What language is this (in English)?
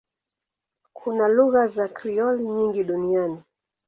Swahili